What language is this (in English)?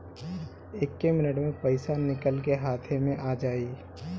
Bhojpuri